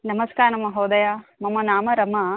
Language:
Sanskrit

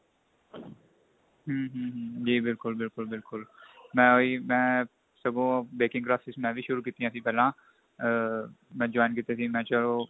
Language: Punjabi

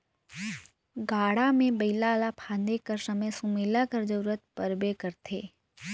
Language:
Chhattisgarhi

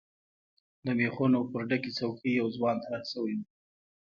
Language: Pashto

